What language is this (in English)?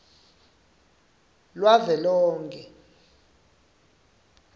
Swati